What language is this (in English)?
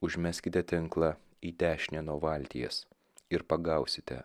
Lithuanian